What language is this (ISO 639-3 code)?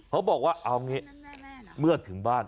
tha